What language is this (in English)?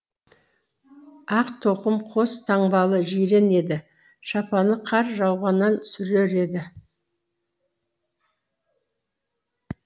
Kazakh